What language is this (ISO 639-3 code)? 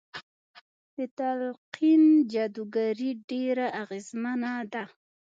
pus